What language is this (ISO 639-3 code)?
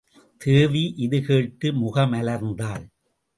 tam